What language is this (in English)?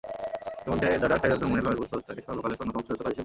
Bangla